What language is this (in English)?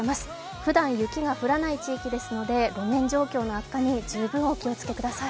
Japanese